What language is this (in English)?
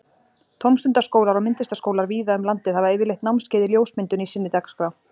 Icelandic